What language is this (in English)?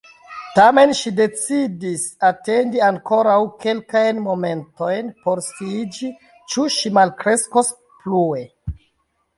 Esperanto